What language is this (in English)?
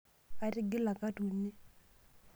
Masai